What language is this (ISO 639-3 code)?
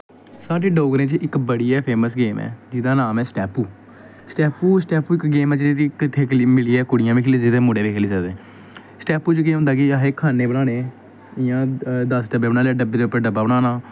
doi